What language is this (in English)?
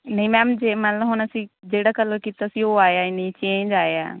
Punjabi